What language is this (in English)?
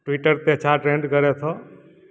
Sindhi